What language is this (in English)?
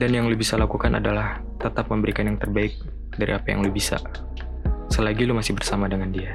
Indonesian